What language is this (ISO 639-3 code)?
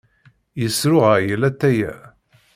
kab